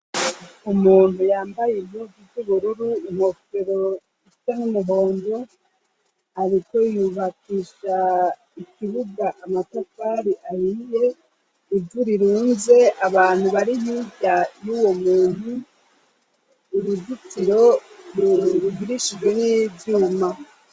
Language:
Rundi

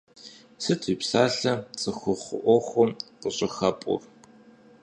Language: Kabardian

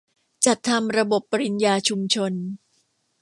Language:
Thai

